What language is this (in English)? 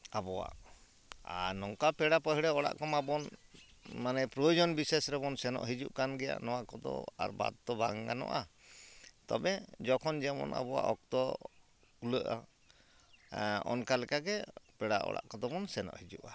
Santali